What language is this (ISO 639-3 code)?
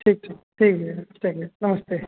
hin